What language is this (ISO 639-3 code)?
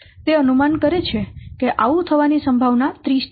guj